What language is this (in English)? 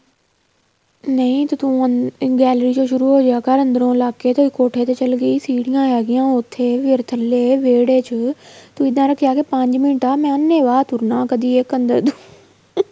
Punjabi